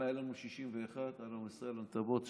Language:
Hebrew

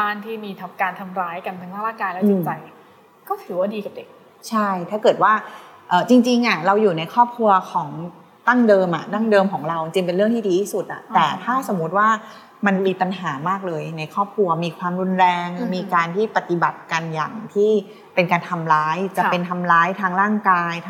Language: Thai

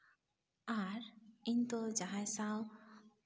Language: Santali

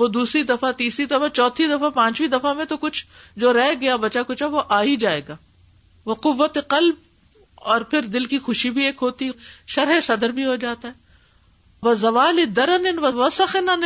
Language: Urdu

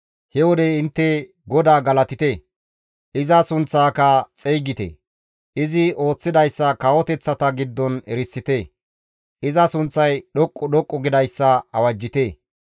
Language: Gamo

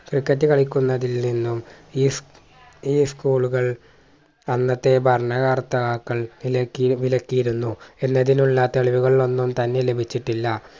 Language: Malayalam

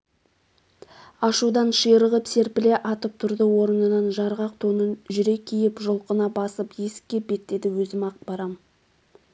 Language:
Kazakh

